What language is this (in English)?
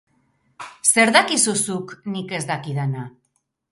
Basque